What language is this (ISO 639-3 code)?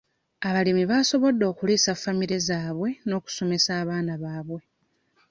lug